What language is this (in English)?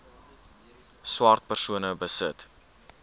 Afrikaans